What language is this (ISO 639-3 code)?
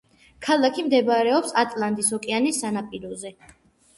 kat